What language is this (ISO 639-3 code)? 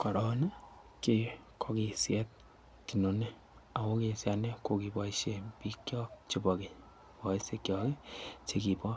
kln